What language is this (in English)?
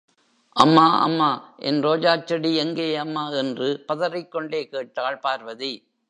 Tamil